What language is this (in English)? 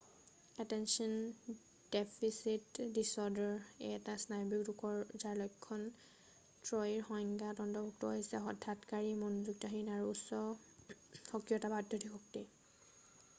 Assamese